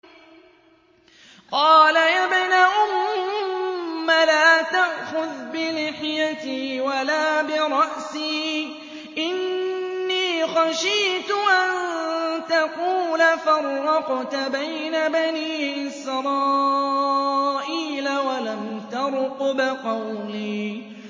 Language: Arabic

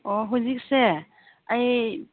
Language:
Manipuri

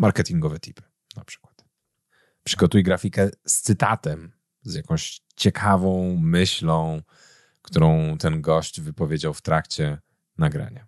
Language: Polish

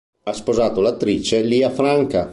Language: Italian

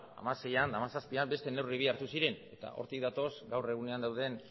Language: Basque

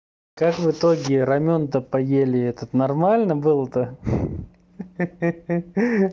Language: Russian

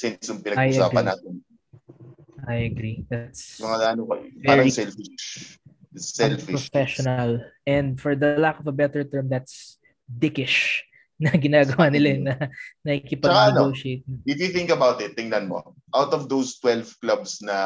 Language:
Filipino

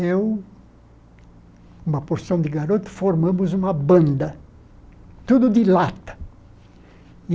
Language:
Portuguese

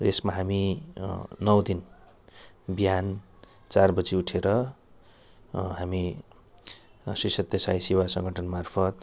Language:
Nepali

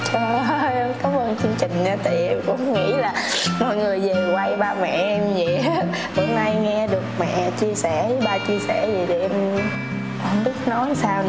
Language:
Vietnamese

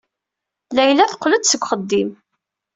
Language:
Kabyle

